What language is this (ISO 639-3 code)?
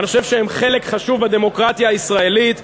heb